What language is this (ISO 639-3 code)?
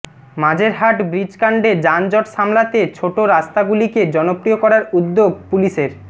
ben